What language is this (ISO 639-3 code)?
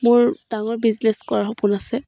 asm